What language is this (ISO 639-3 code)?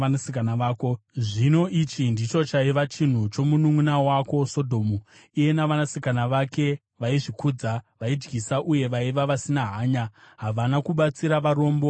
sna